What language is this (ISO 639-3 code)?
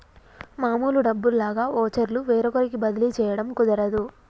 tel